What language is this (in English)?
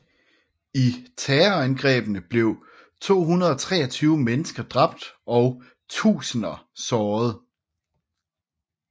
Danish